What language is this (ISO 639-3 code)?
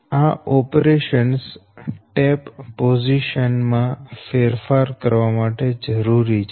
guj